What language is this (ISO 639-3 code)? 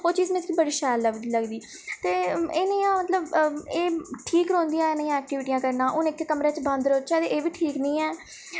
doi